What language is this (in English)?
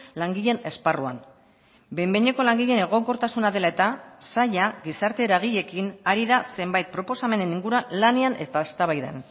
Basque